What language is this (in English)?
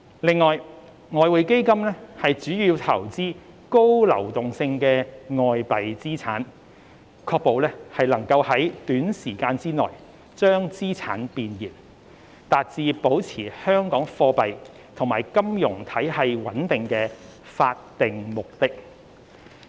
Cantonese